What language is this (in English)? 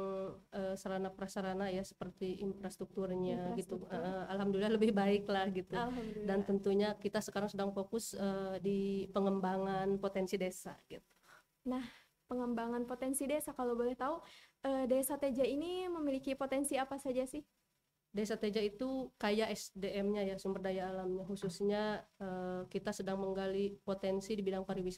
Indonesian